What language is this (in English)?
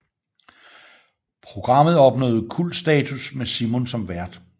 Danish